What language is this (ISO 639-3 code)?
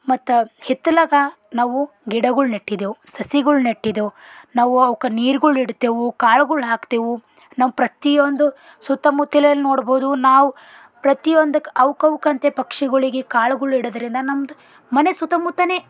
kan